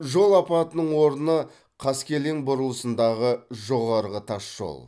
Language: Kazakh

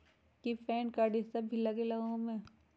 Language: Magahi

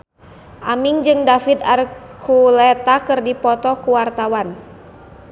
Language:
Sundanese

